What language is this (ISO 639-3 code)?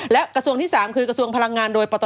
tha